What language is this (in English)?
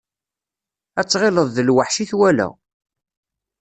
Kabyle